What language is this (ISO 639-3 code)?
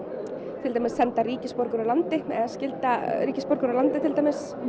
isl